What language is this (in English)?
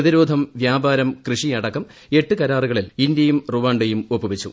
Malayalam